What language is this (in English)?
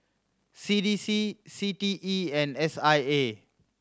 English